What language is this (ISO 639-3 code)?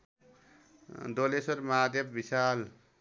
nep